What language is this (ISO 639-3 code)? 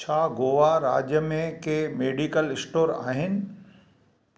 snd